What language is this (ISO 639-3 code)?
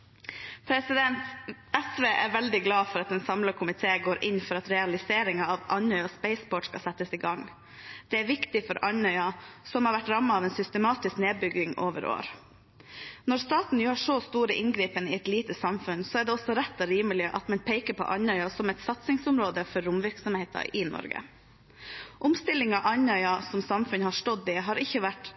nob